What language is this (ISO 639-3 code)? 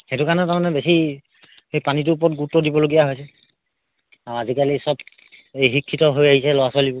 asm